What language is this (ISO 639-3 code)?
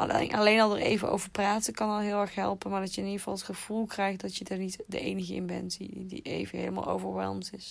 nld